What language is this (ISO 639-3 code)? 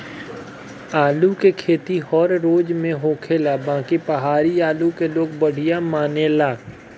bho